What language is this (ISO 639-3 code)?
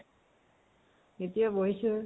asm